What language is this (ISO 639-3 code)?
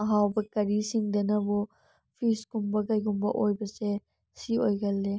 mni